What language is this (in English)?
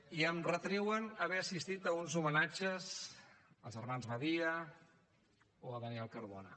Catalan